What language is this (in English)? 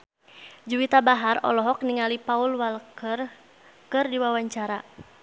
Sundanese